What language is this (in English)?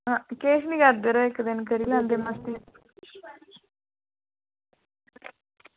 Dogri